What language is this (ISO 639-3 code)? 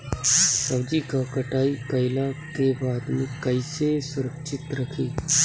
bho